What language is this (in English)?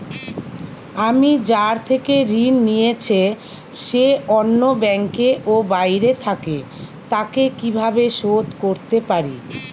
Bangla